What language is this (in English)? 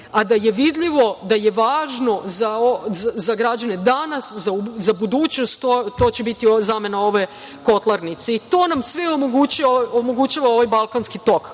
Serbian